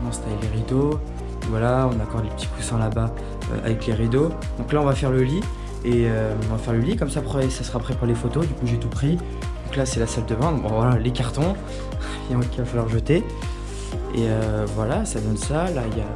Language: French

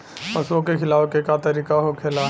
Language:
Bhojpuri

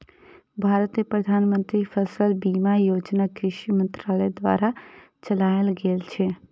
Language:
Maithili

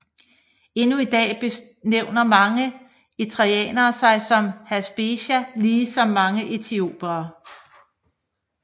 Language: Danish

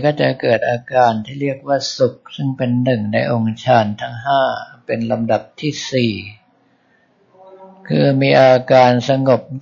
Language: Thai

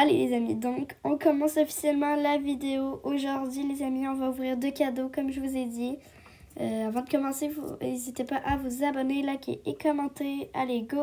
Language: French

